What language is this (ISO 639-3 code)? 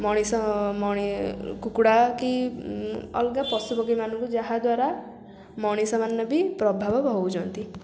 ori